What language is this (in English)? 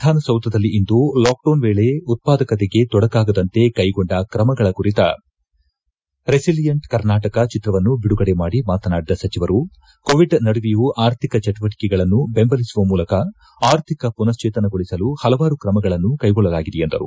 Kannada